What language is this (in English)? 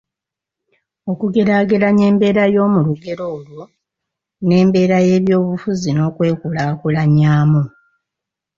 Ganda